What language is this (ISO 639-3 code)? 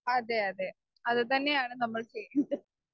mal